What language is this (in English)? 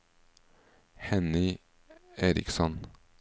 Norwegian